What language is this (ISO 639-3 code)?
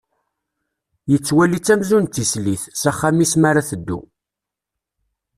kab